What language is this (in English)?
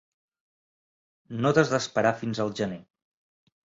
Catalan